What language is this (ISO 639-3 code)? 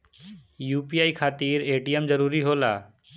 bho